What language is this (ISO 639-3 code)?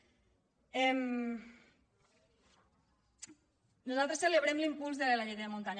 cat